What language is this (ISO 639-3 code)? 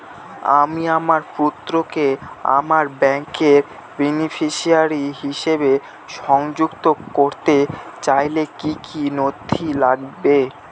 ben